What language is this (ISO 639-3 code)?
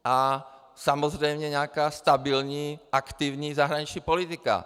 ces